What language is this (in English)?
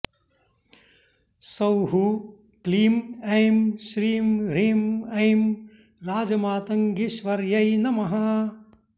Sanskrit